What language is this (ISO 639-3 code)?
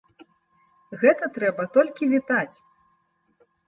bel